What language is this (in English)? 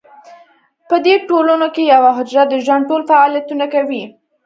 Pashto